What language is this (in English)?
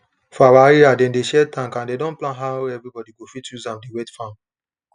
Nigerian Pidgin